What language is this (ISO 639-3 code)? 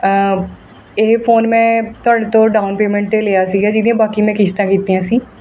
pan